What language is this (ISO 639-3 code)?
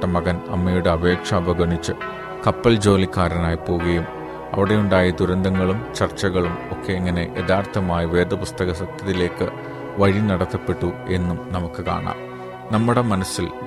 mal